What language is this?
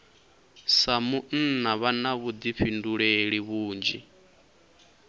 Venda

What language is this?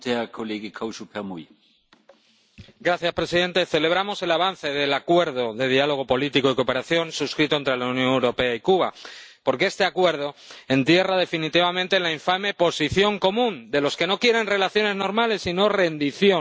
Spanish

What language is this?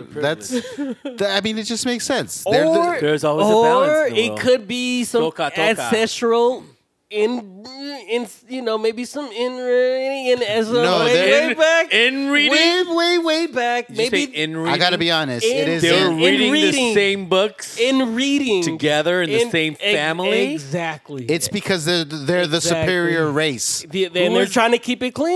English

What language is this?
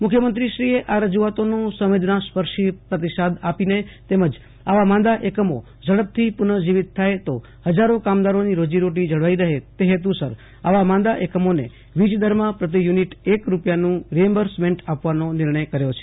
Gujarati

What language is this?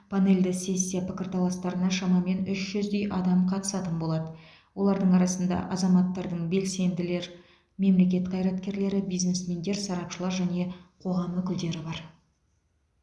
Kazakh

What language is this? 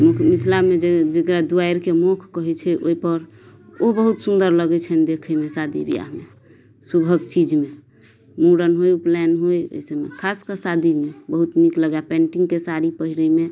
Maithili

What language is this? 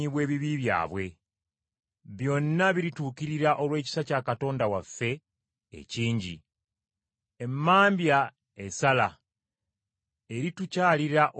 Ganda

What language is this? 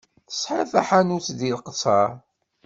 Kabyle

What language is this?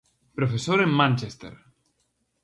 Galician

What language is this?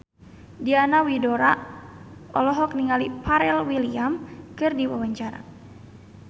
Sundanese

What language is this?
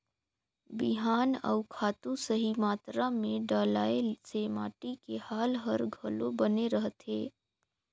Chhattisgarhi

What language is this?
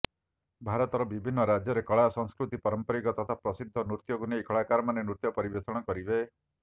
Odia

